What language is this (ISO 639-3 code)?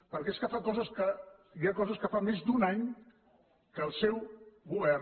cat